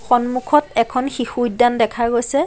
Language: Assamese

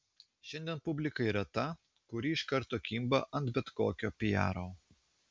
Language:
Lithuanian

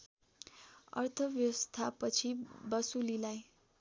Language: Nepali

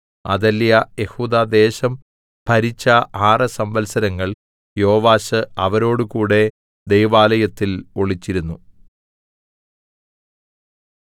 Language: Malayalam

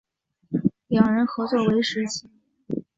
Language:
Chinese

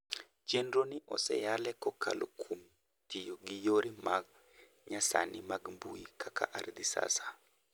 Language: Luo (Kenya and Tanzania)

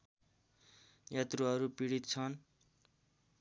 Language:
Nepali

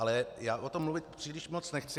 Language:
Czech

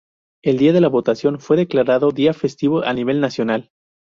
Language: Spanish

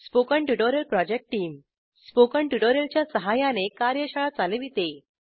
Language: Marathi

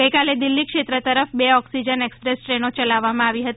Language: Gujarati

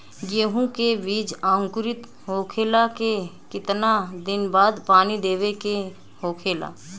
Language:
Bhojpuri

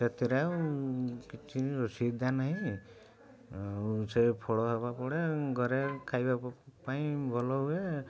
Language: Odia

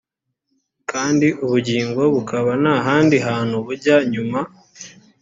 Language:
Kinyarwanda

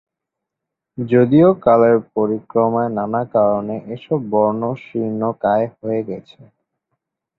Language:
Bangla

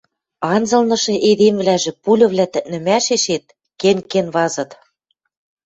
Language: Western Mari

